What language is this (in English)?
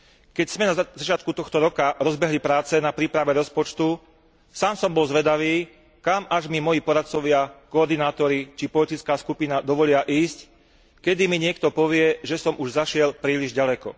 Slovak